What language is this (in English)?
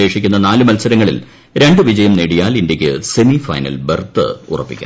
Malayalam